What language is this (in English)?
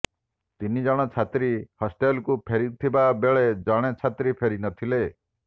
Odia